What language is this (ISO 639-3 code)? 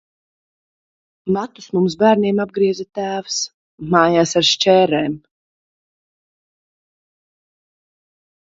lav